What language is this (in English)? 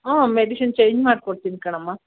Kannada